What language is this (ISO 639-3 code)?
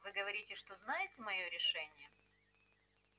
rus